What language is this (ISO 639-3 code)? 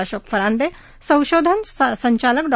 mar